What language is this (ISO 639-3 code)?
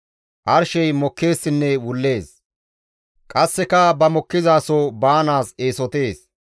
gmv